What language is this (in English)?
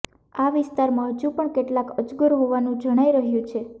Gujarati